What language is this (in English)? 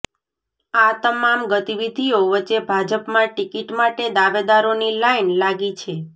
Gujarati